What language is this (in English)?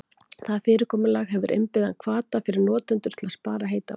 Icelandic